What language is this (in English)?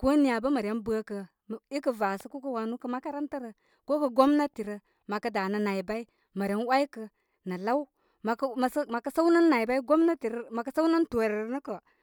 Koma